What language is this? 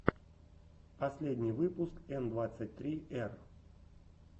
Russian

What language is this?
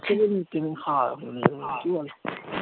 Bangla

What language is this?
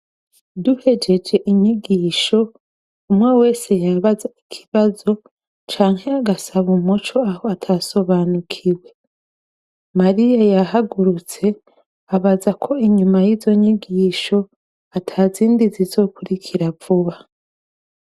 Rundi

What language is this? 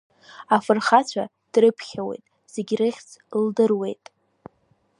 Abkhazian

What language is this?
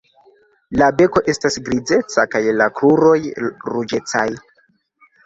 Esperanto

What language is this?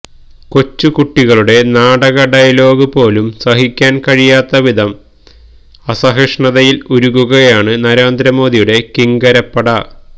Malayalam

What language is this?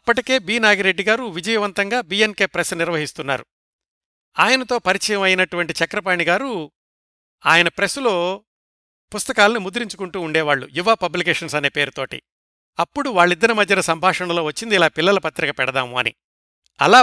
Telugu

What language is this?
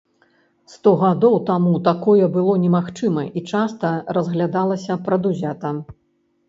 Belarusian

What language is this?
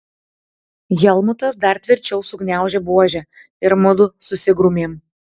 Lithuanian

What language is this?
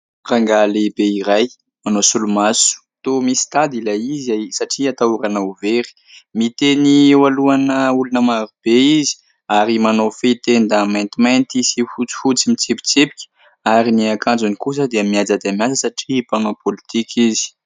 Malagasy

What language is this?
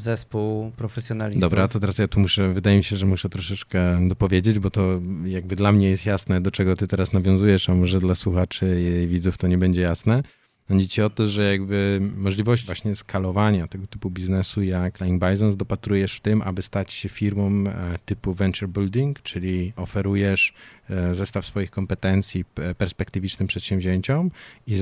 Polish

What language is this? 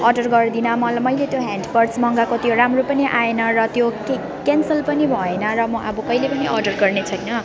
Nepali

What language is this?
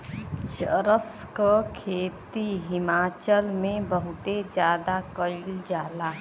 Bhojpuri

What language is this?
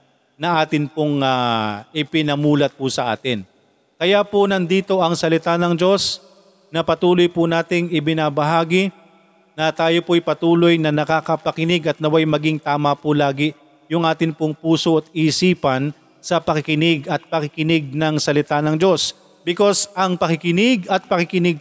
Filipino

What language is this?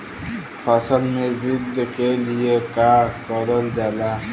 Bhojpuri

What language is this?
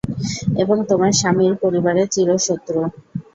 Bangla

